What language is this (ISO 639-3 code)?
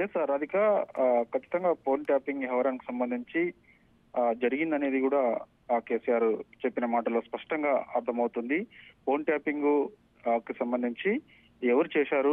tel